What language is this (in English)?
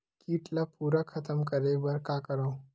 Chhattisgarhi